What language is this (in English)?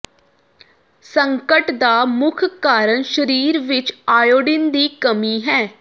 Punjabi